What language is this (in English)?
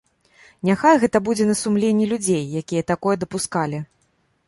Belarusian